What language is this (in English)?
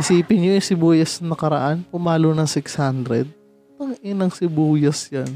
Filipino